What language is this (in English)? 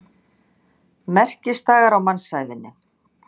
Icelandic